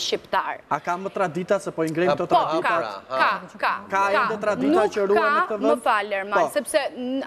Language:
Romanian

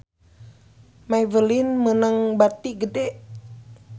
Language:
Sundanese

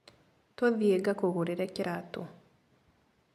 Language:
Kikuyu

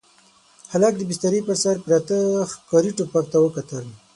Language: Pashto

